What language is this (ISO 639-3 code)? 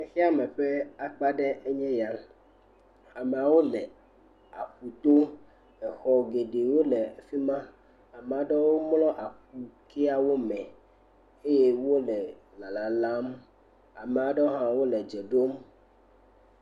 ewe